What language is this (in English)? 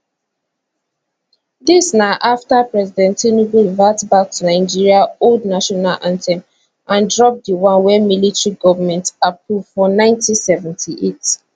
Nigerian Pidgin